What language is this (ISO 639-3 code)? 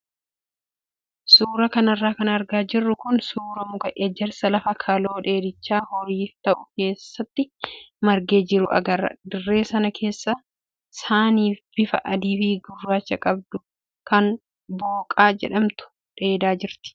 orm